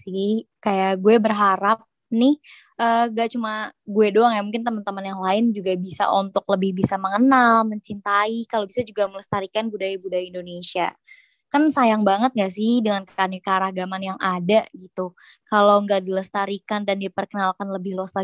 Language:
Indonesian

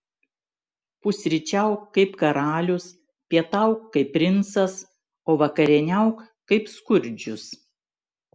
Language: Lithuanian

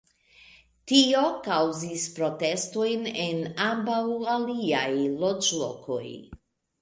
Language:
Esperanto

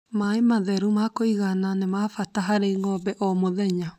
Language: Kikuyu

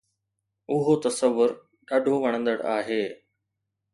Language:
Sindhi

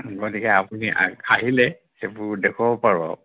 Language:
Assamese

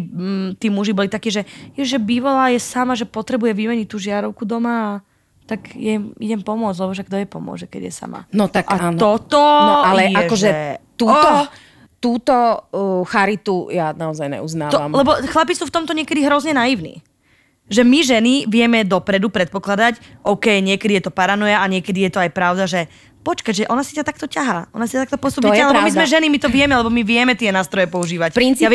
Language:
Slovak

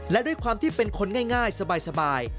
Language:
Thai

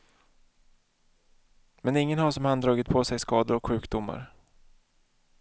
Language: Swedish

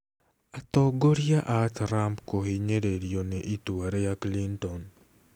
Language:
Kikuyu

